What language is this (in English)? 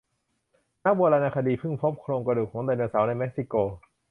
Thai